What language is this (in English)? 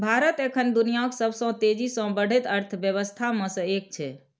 Maithili